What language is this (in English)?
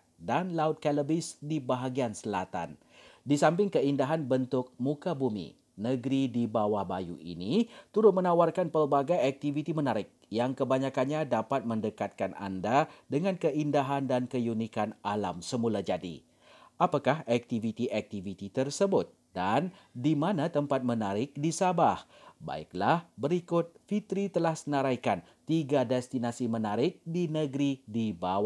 Malay